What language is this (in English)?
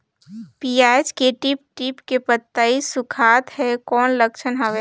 Chhattisgarhi